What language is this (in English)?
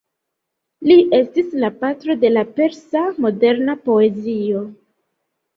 Esperanto